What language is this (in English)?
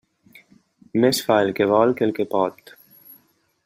Catalan